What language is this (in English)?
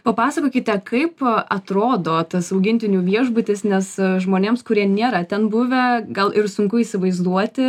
Lithuanian